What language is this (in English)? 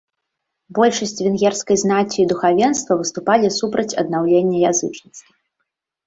Belarusian